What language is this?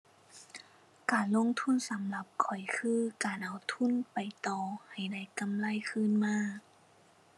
Thai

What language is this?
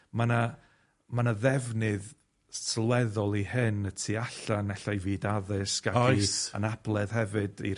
Welsh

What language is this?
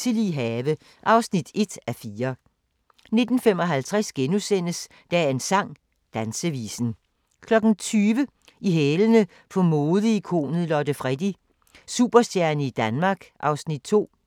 Danish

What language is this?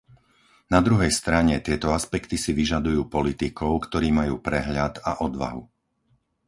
Slovak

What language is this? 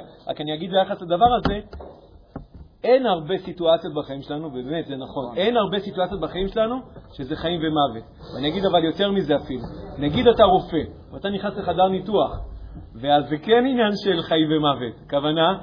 Hebrew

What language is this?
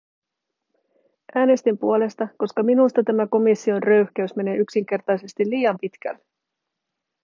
Finnish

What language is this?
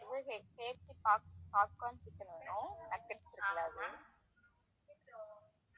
Tamil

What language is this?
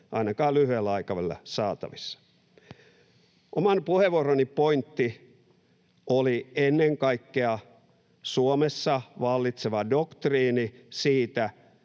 Finnish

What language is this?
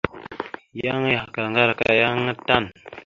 Mada (Cameroon)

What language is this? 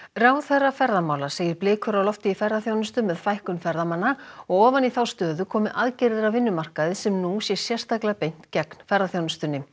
Icelandic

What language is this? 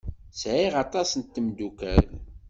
Kabyle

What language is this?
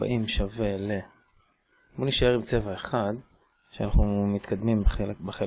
Hebrew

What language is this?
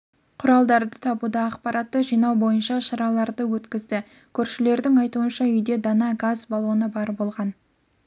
Kazakh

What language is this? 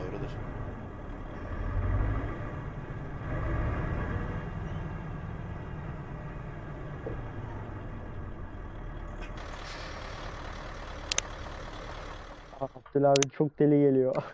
Turkish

